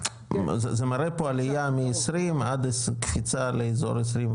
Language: Hebrew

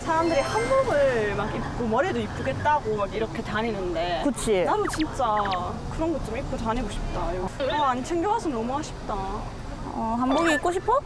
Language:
Korean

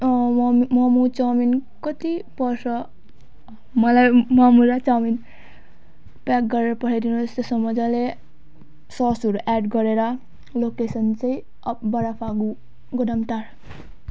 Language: Nepali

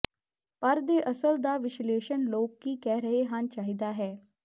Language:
Punjabi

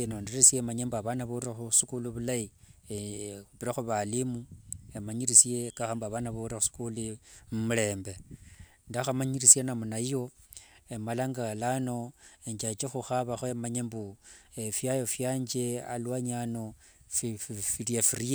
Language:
Wanga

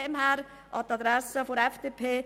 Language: Swiss German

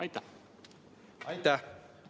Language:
Estonian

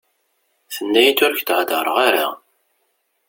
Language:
Kabyle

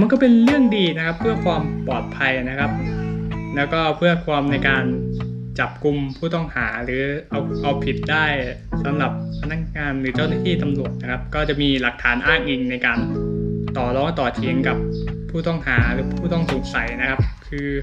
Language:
Thai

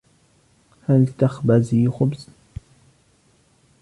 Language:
Arabic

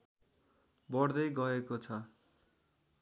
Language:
Nepali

